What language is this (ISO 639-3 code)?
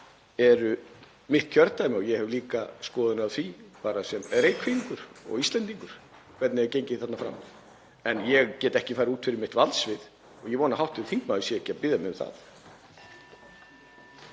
isl